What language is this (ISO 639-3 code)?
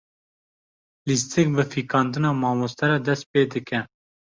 kur